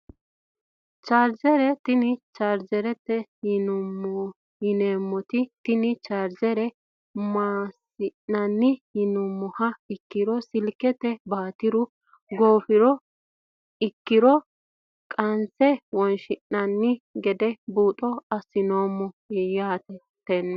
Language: Sidamo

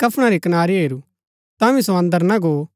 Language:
Gaddi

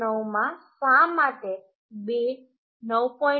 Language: Gujarati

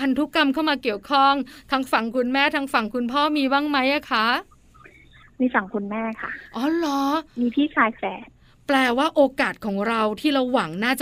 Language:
Thai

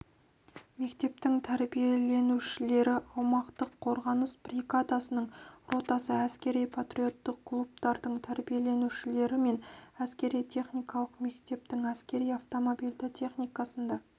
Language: Kazakh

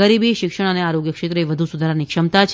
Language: Gujarati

